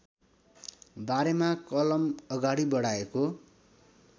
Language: Nepali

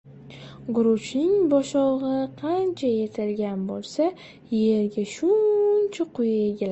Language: Uzbek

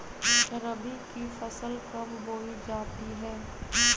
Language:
Magahi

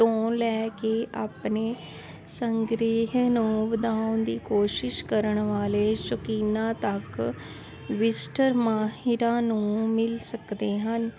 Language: Punjabi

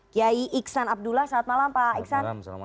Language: Indonesian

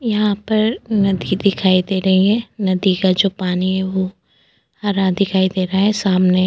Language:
Hindi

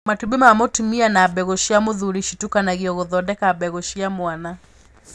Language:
Kikuyu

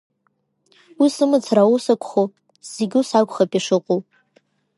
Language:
Abkhazian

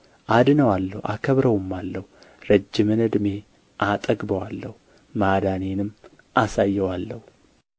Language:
Amharic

